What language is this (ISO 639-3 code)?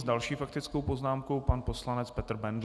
ces